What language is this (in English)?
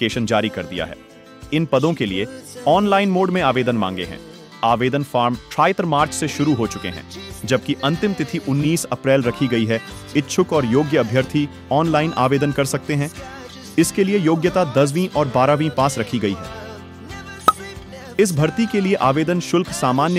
Hindi